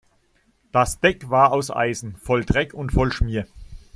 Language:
German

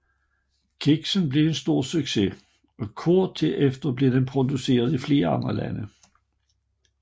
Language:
Danish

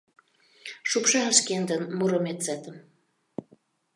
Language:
Mari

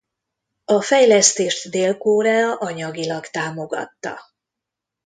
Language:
Hungarian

